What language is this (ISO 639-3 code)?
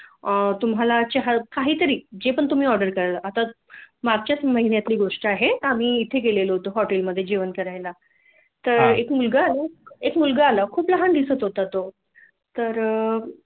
mar